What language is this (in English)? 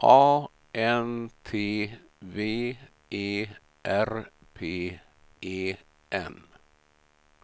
Swedish